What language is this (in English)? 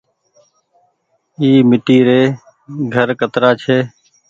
Goaria